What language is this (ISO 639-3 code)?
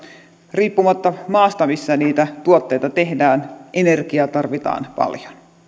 fin